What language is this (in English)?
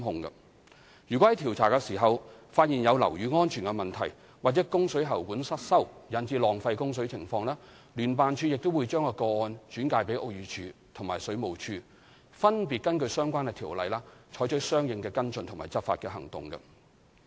Cantonese